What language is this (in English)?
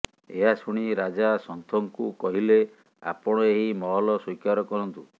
Odia